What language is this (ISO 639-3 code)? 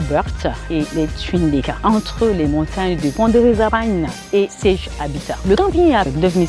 fra